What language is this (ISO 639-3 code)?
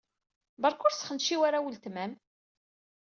kab